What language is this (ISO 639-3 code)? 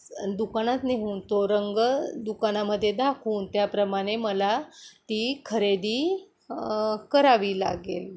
mar